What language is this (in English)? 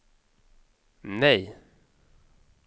Swedish